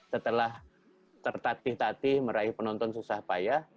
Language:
Indonesian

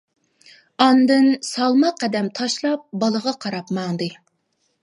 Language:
Uyghur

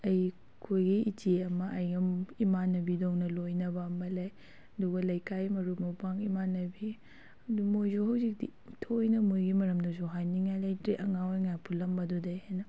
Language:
Manipuri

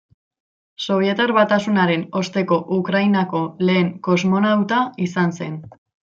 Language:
Basque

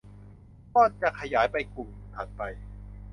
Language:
Thai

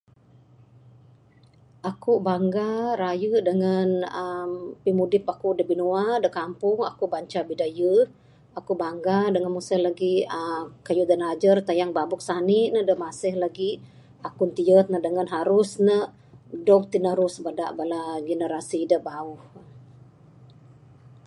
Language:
Bukar-Sadung Bidayuh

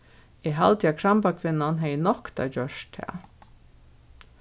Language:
Faroese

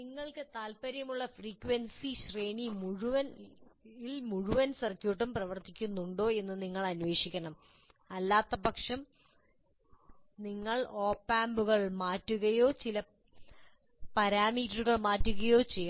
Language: Malayalam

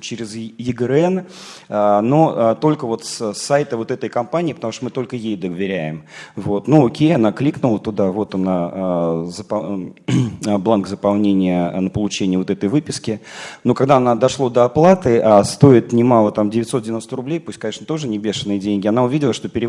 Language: Russian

